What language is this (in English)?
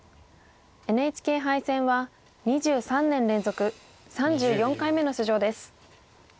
Japanese